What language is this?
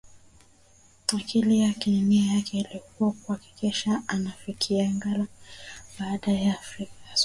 Swahili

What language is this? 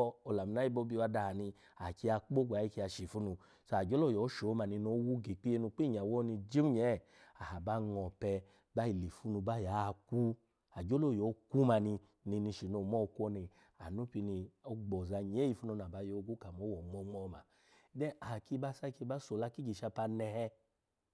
Alago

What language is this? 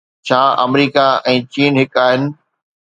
Sindhi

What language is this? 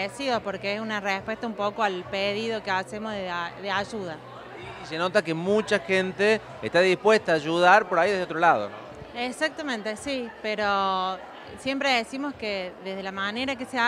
Spanish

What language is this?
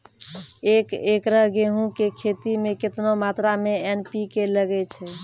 Maithili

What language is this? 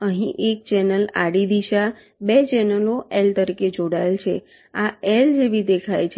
Gujarati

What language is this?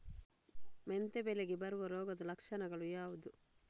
Kannada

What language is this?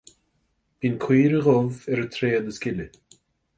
Irish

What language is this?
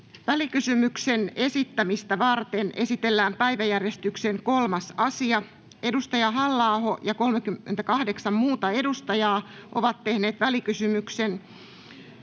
Finnish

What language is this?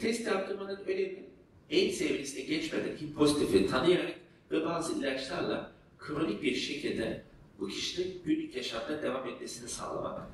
Turkish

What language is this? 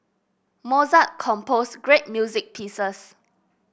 English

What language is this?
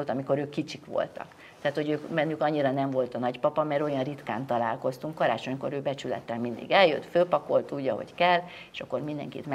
Hungarian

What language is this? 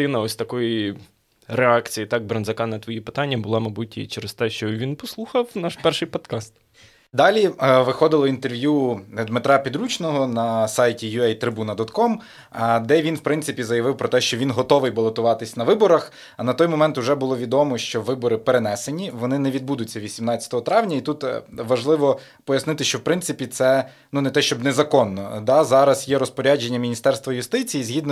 Ukrainian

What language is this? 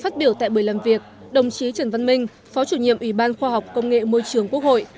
Vietnamese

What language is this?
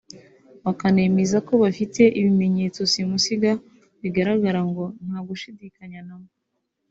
Kinyarwanda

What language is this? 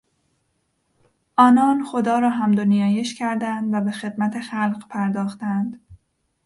Persian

